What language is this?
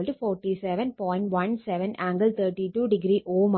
Malayalam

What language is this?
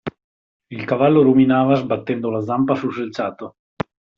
Italian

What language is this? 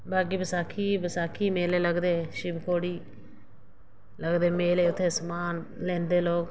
Dogri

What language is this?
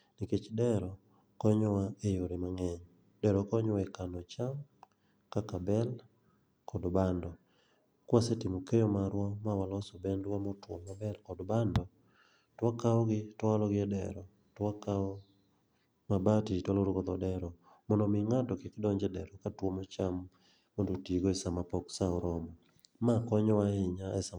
Luo (Kenya and Tanzania)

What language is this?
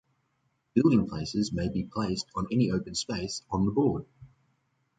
English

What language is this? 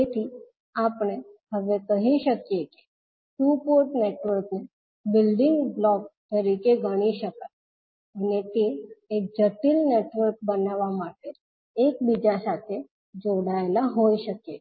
Gujarati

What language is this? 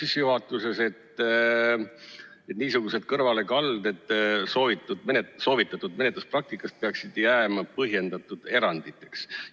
Estonian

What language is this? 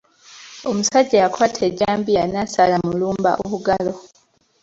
Ganda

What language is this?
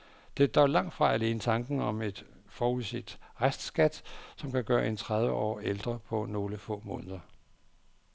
Danish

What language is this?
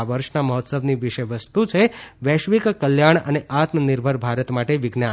Gujarati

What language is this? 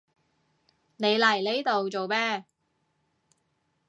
Cantonese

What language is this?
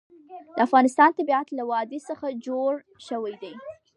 Pashto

